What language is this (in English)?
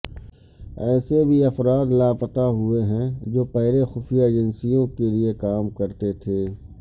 Urdu